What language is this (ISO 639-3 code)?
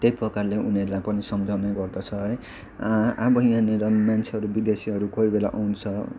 nep